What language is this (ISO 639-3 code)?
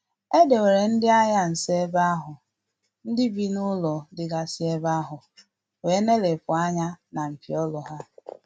ibo